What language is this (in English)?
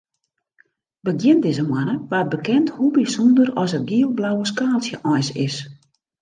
Western Frisian